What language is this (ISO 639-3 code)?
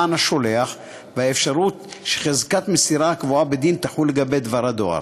heb